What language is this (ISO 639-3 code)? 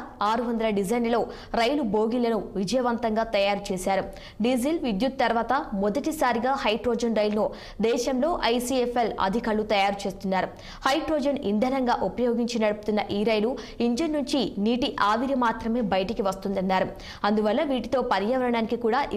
tel